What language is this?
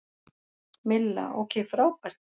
Icelandic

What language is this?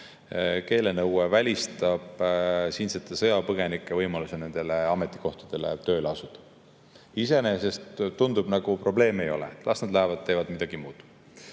Estonian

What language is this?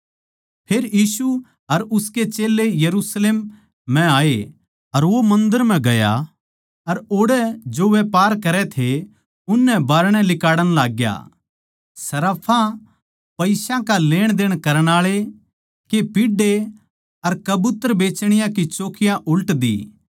Haryanvi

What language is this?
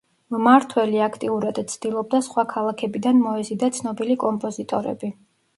Georgian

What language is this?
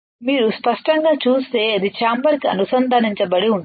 Telugu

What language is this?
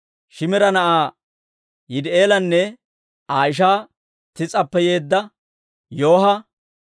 Dawro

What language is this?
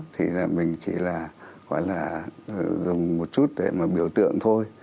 Vietnamese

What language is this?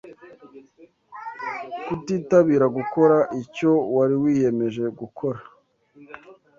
Kinyarwanda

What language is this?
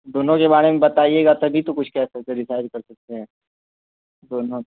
Urdu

